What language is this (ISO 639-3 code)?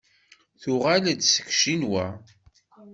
kab